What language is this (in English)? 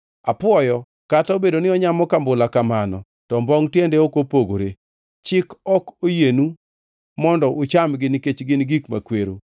Luo (Kenya and Tanzania)